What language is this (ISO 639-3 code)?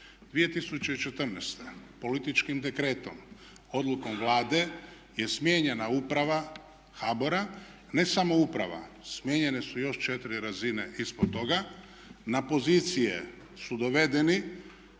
hrv